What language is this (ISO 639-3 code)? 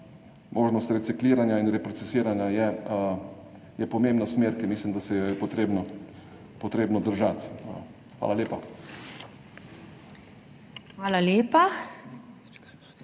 slv